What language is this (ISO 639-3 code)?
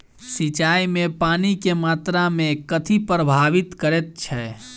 mai